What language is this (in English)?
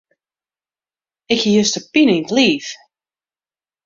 Western Frisian